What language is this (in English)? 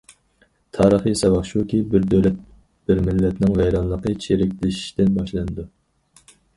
Uyghur